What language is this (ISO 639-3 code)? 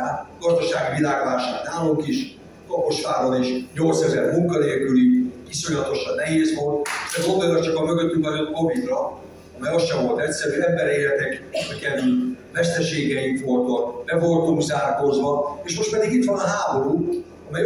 hun